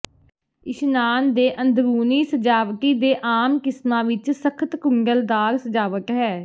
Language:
Punjabi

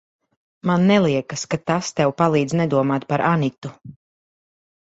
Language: Latvian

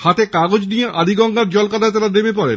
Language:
Bangla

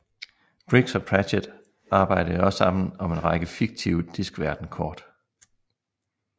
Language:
Danish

